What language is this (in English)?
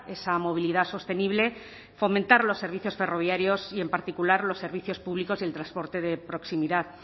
Spanish